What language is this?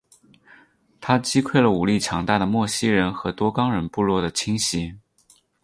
Chinese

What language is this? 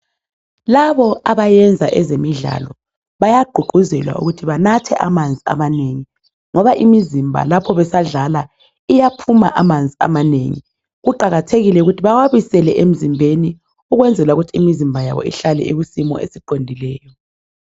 North Ndebele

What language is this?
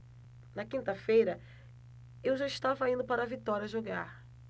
Portuguese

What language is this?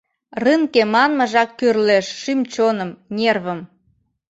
Mari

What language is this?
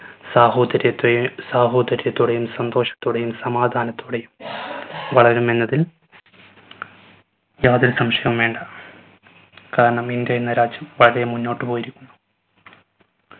Malayalam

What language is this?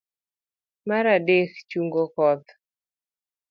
Luo (Kenya and Tanzania)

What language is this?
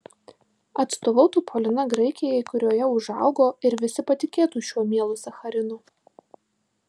Lithuanian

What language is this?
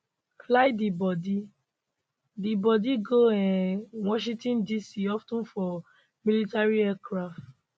Nigerian Pidgin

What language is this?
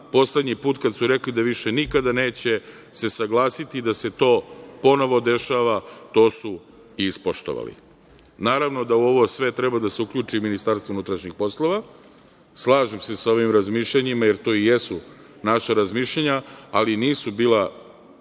Serbian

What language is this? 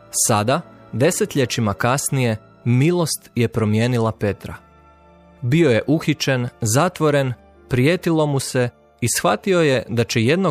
Croatian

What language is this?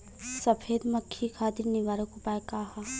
Bhojpuri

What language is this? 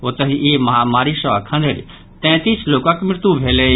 Maithili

